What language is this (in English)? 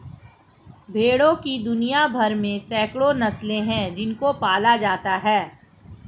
Hindi